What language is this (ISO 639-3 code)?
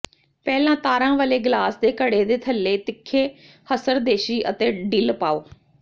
pan